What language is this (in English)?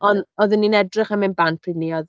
Welsh